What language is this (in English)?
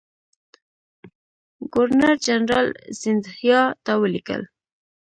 Pashto